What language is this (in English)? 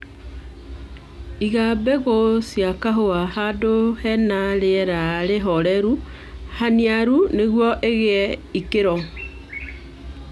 Kikuyu